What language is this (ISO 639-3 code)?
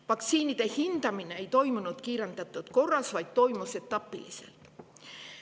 est